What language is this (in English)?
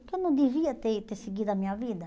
Portuguese